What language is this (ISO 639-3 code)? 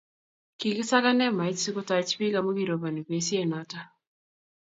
kln